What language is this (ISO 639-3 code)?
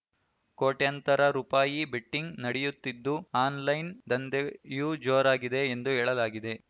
kan